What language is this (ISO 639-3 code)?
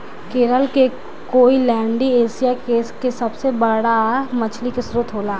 bho